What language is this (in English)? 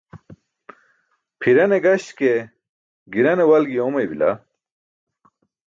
Burushaski